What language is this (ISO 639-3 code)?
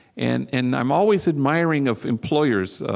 eng